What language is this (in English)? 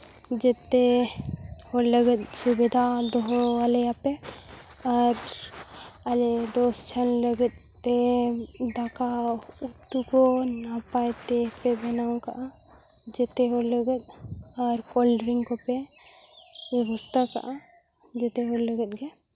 Santali